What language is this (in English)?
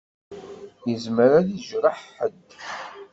Kabyle